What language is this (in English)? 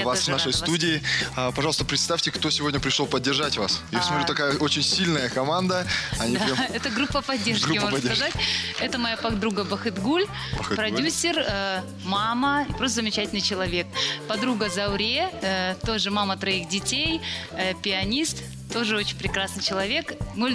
Russian